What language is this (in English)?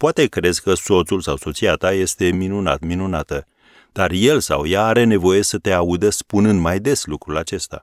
Romanian